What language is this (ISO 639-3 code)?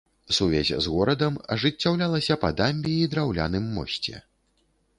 bel